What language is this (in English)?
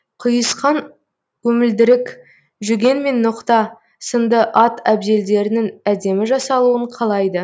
Kazakh